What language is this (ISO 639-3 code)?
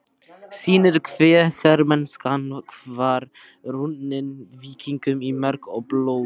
isl